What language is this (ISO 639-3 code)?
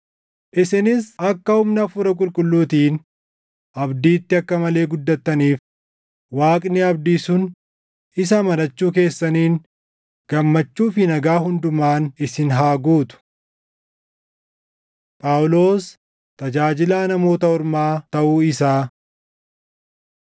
orm